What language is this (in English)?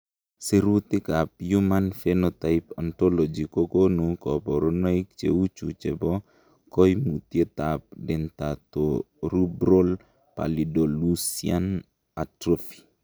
Kalenjin